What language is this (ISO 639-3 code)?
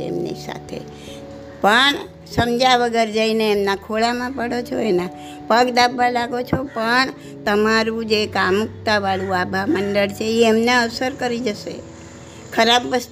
guj